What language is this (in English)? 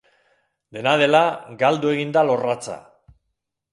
Basque